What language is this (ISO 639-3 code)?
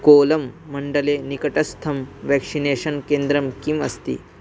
san